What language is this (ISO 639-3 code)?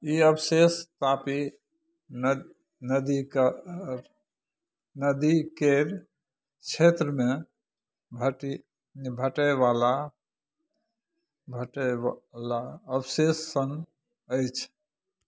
mai